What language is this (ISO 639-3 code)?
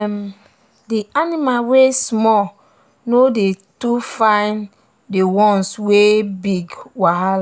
pcm